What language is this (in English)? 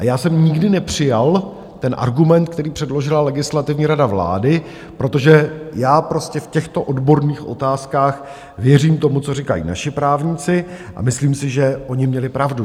Czech